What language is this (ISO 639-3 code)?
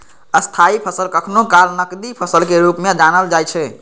mai